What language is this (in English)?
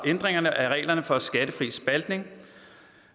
Danish